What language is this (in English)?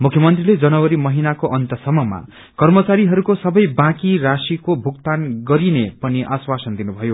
Nepali